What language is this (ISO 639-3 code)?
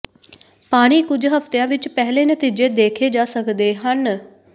pan